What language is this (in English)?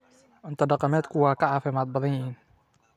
Somali